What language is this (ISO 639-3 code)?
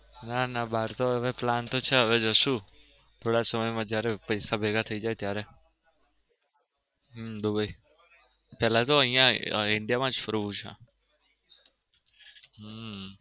guj